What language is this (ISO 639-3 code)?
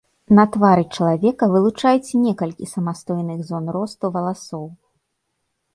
bel